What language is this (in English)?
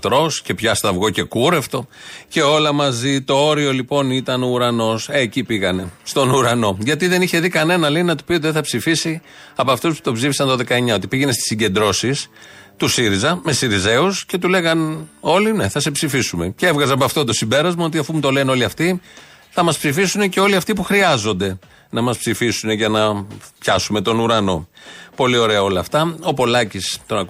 Greek